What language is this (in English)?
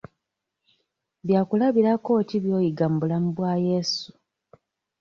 Ganda